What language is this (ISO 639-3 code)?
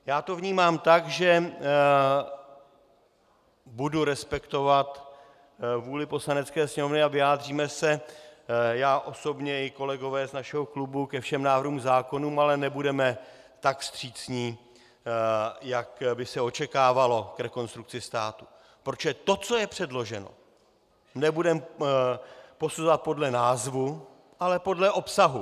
ces